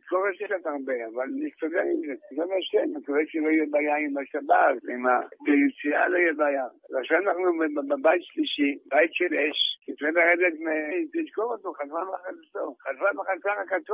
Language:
Hebrew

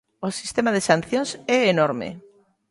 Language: Galician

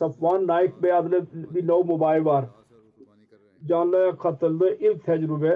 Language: Turkish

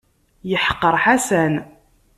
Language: Kabyle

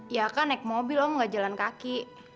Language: Indonesian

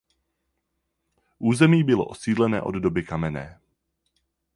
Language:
Czech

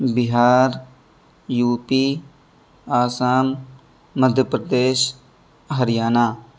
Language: Urdu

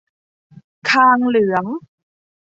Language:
Thai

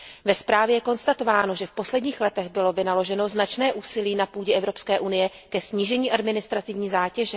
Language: Czech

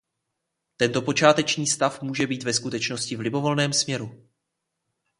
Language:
Czech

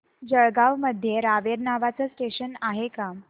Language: Marathi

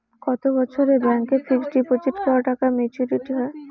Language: Bangla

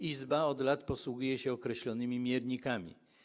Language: Polish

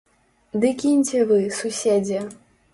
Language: Belarusian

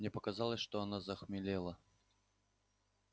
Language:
Russian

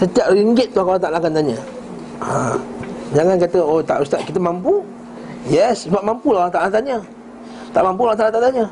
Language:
Malay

